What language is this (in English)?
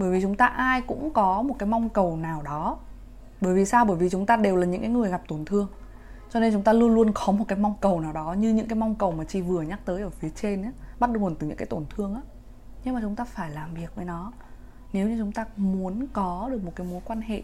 Vietnamese